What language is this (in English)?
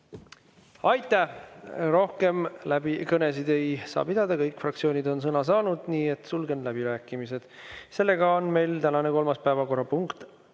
Estonian